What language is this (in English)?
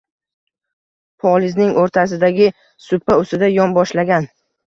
Uzbek